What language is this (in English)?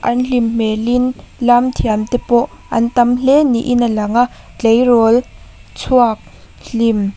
Mizo